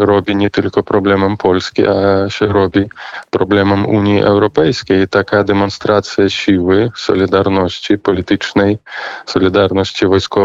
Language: Polish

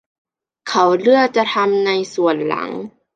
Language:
Thai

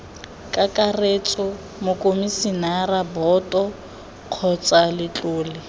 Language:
Tswana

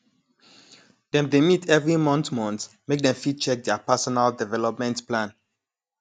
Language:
Nigerian Pidgin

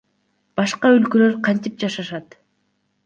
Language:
Kyrgyz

